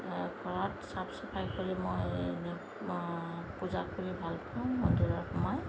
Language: Assamese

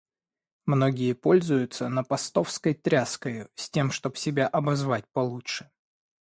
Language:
Russian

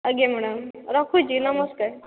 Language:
Odia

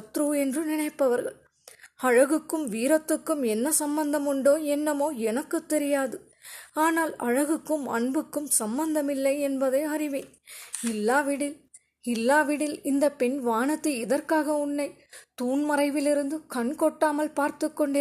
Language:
Tamil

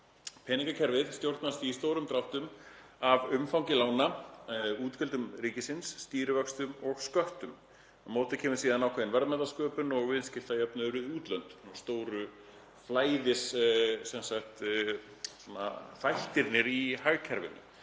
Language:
Icelandic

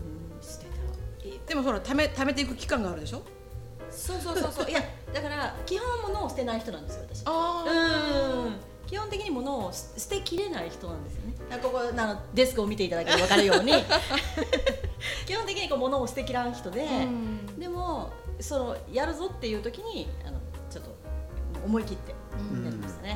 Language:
Japanese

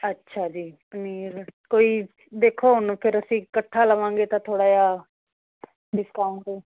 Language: Punjabi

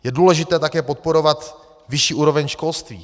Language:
Czech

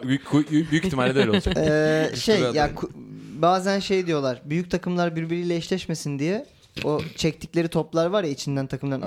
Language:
Turkish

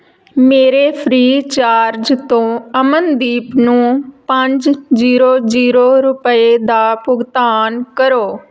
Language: Punjabi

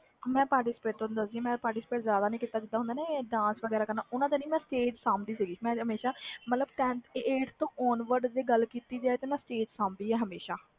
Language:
Punjabi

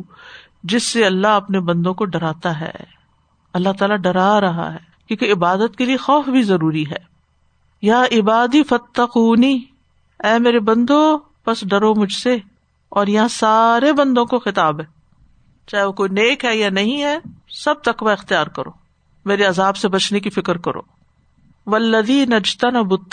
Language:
Urdu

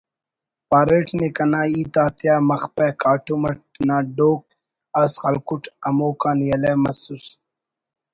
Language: Brahui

